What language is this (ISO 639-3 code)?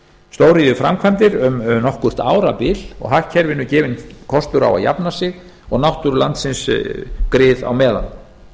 isl